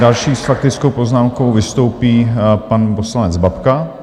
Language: Czech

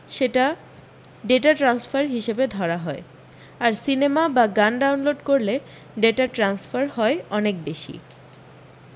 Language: Bangla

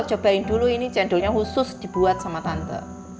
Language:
Indonesian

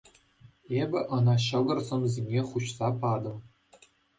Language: Chuvash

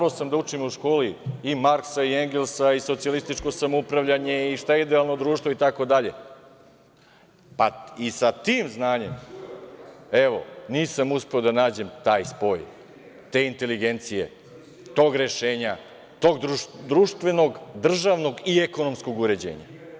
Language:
Serbian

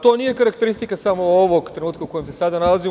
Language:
Serbian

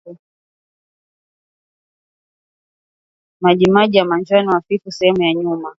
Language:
Swahili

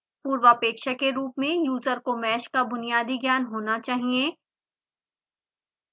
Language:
Hindi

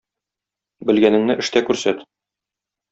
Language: Tatar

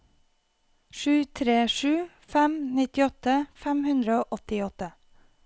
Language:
Norwegian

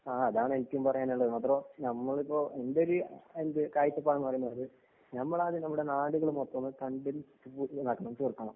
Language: Malayalam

